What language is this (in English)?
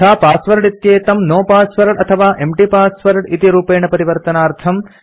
Sanskrit